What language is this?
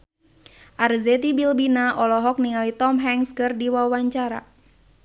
Sundanese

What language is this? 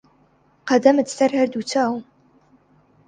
Central Kurdish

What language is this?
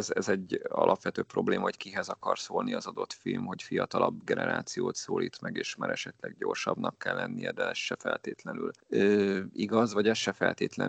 Hungarian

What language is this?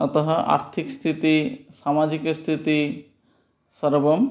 Sanskrit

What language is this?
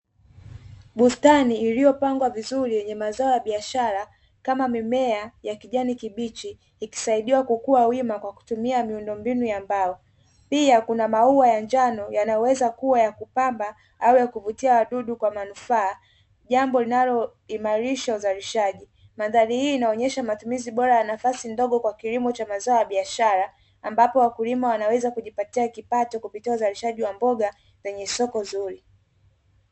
Swahili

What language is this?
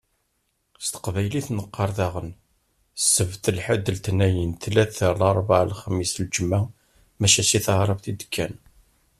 Kabyle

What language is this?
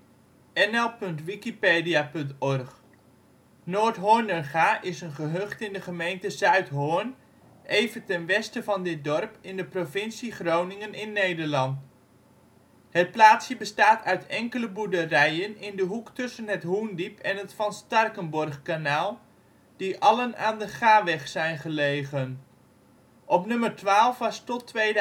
Dutch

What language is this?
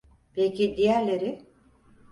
Turkish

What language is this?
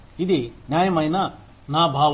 Telugu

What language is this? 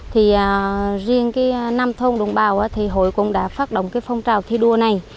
Vietnamese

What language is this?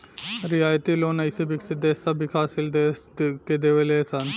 Bhojpuri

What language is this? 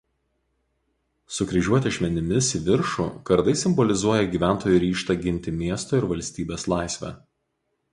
Lithuanian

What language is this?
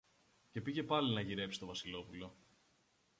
Greek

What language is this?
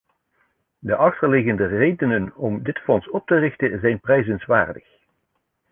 Dutch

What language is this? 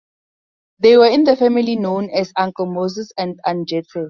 English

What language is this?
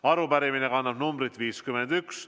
Estonian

